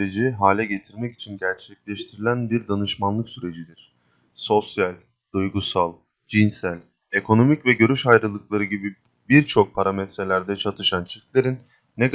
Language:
Turkish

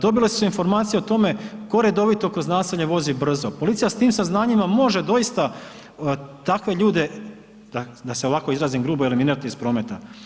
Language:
Croatian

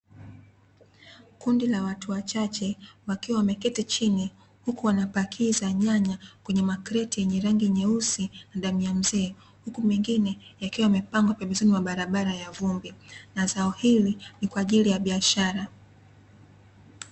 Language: Swahili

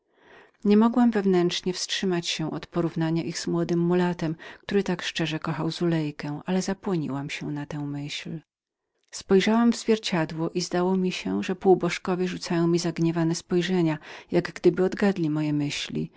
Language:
Polish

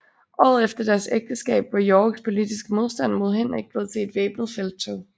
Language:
Danish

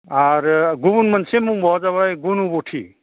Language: Bodo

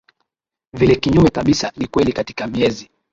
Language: Swahili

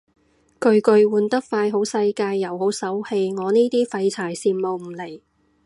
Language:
Cantonese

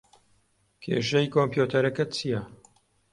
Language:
Central Kurdish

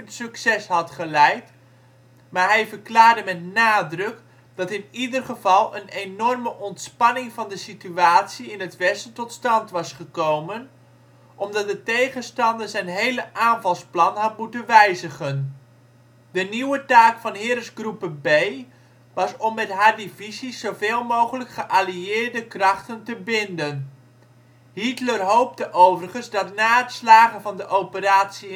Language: Dutch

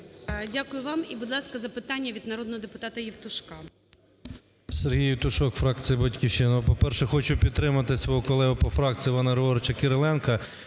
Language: Ukrainian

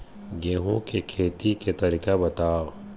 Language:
Chhattisgarhi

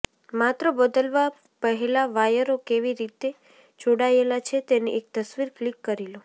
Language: Gujarati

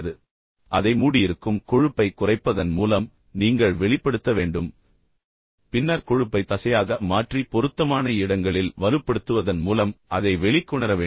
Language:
Tamil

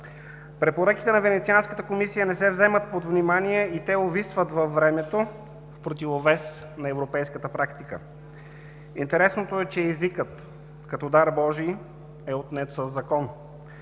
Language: Bulgarian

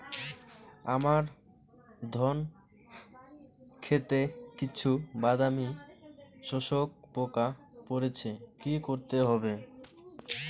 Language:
Bangla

